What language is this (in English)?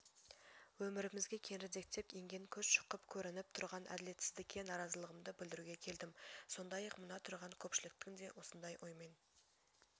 Kazakh